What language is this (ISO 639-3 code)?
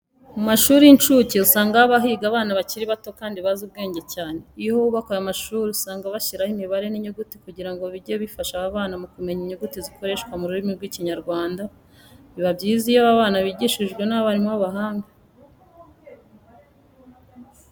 kin